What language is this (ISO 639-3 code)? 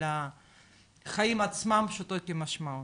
heb